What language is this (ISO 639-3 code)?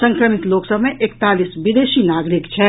mai